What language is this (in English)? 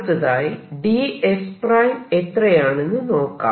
Malayalam